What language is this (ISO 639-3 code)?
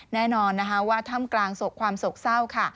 tha